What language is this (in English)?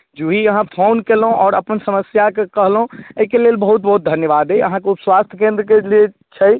Maithili